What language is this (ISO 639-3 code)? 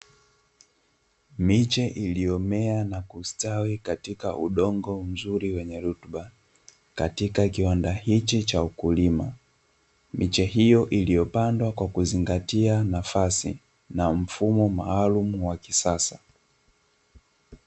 swa